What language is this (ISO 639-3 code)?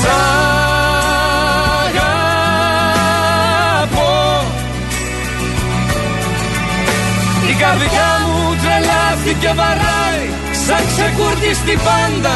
ell